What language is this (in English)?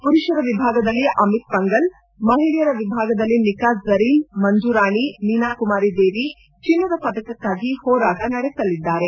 Kannada